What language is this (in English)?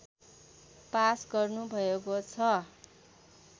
Nepali